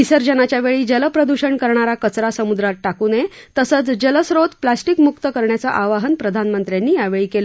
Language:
Marathi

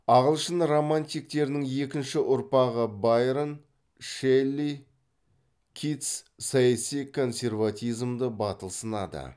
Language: Kazakh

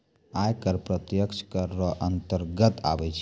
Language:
Maithili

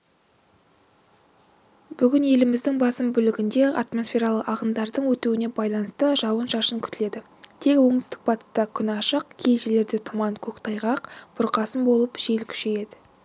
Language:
Kazakh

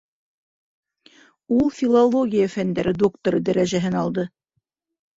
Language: Bashkir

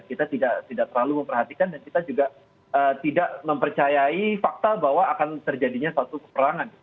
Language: Indonesian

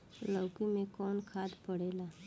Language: Bhojpuri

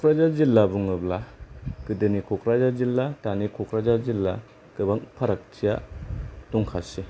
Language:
Bodo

